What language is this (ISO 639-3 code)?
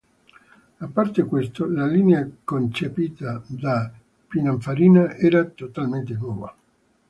ita